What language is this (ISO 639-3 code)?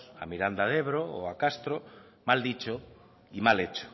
spa